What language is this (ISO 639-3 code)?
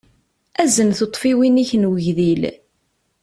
kab